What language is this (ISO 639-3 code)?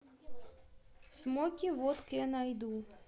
rus